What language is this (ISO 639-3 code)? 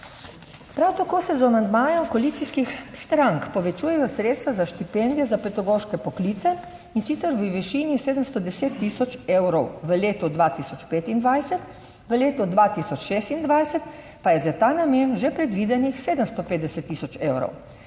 slv